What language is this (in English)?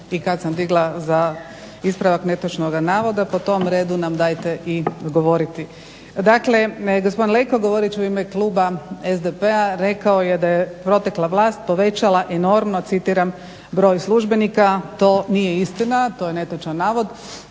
Croatian